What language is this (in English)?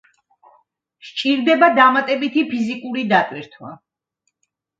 Georgian